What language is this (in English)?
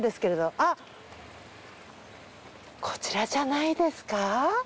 Japanese